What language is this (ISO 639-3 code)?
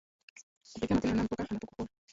swa